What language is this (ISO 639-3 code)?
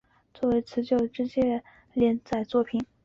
zho